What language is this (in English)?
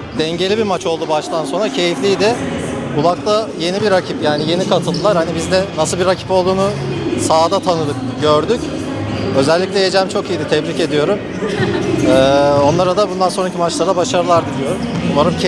Turkish